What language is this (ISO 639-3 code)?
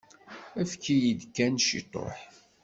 kab